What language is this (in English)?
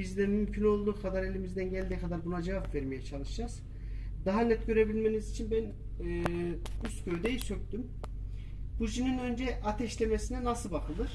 Turkish